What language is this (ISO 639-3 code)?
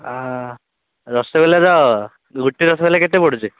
ori